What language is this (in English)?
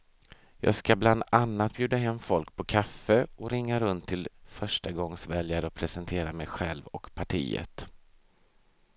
Swedish